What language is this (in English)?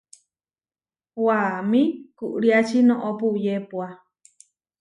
Huarijio